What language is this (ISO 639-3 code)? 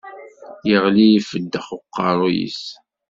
kab